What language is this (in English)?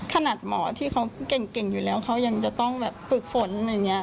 Thai